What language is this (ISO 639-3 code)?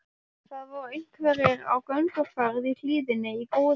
isl